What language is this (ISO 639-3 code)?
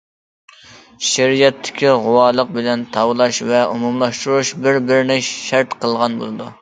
uig